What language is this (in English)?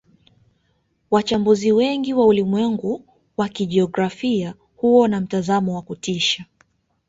Swahili